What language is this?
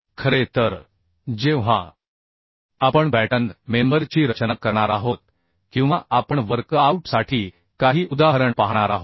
Marathi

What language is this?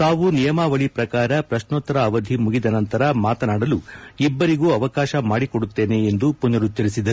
Kannada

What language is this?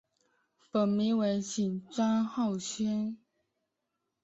Chinese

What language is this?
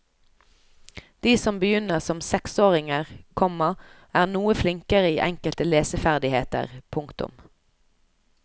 Norwegian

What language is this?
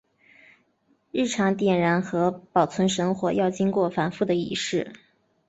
Chinese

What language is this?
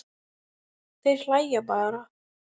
Icelandic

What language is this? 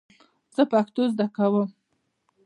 Pashto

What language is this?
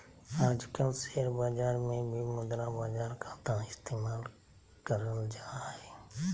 Magahi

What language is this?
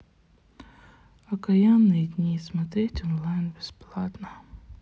Russian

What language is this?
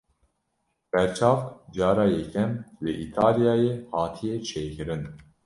Kurdish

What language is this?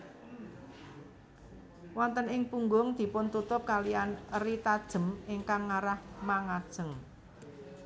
Javanese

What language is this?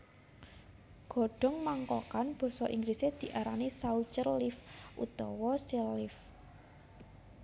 Javanese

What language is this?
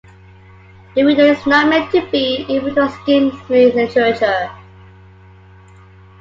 English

